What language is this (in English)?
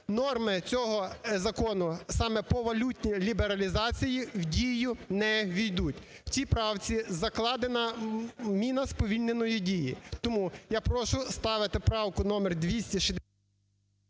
Ukrainian